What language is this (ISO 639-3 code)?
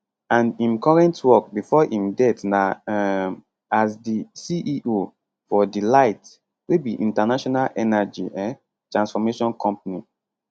pcm